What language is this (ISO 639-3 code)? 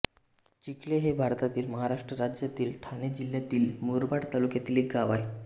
mar